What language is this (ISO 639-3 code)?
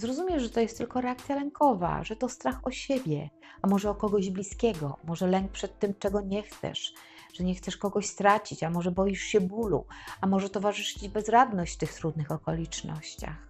pol